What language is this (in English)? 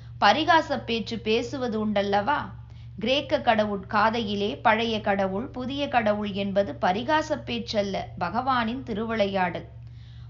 Tamil